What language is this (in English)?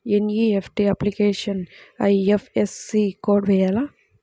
Telugu